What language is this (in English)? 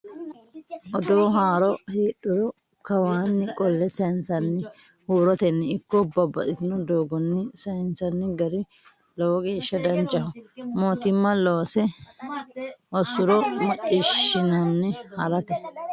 Sidamo